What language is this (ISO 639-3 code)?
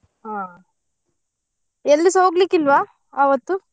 kan